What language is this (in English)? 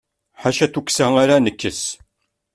Kabyle